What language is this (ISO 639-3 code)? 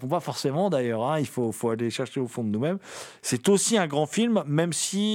fra